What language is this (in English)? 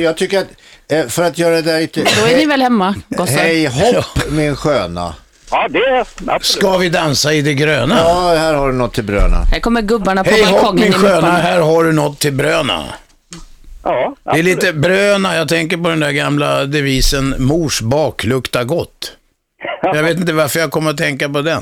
Swedish